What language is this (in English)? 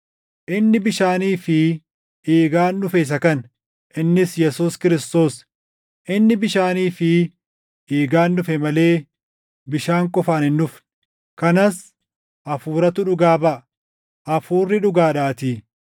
Oromo